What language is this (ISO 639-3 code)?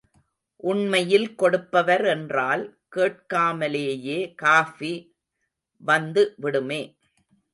tam